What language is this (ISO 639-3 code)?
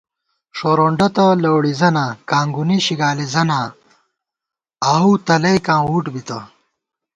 gwt